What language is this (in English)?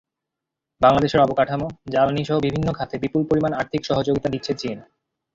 Bangla